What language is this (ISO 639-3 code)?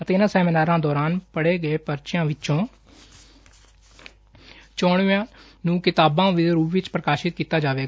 pan